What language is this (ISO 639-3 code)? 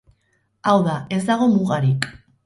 eus